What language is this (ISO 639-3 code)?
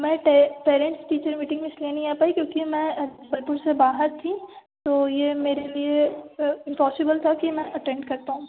hin